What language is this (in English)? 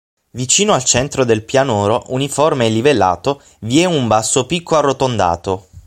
Italian